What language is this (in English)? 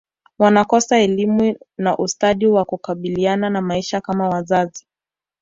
Swahili